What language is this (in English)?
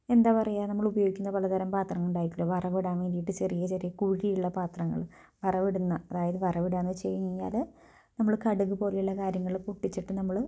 Malayalam